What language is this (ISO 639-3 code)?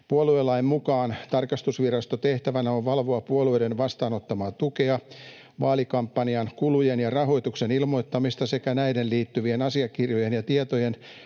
fin